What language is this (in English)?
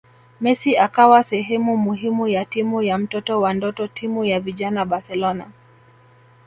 Swahili